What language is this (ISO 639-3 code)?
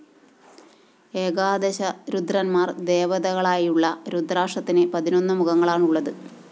mal